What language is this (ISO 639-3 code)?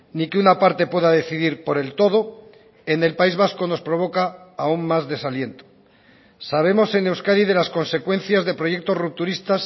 spa